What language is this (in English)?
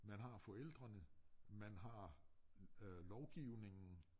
Danish